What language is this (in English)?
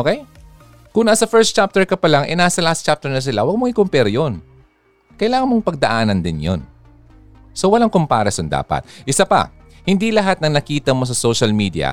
Filipino